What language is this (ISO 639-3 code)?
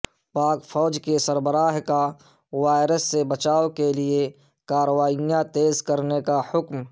urd